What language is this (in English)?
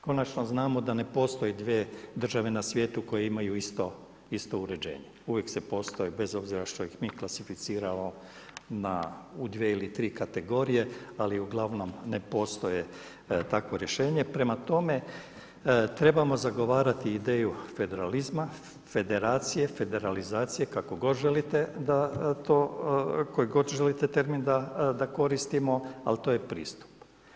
Croatian